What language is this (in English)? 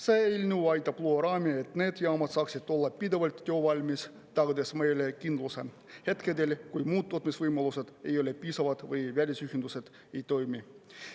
Estonian